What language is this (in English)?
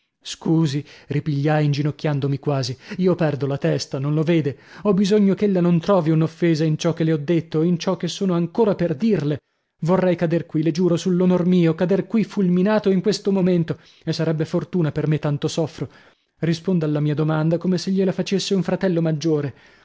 Italian